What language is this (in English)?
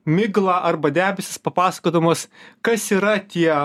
Lithuanian